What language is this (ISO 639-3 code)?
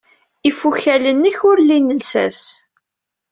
kab